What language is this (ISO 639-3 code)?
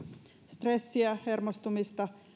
fin